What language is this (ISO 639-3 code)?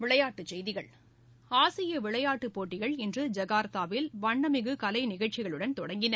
tam